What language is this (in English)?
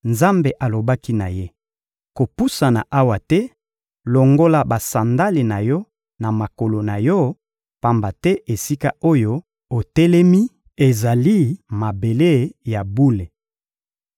Lingala